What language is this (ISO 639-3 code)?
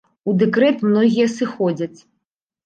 bel